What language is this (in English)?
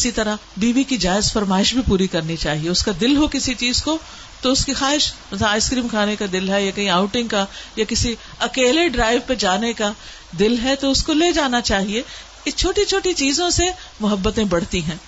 Urdu